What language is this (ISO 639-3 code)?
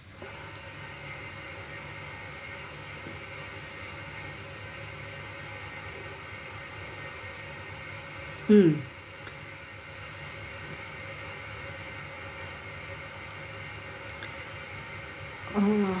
eng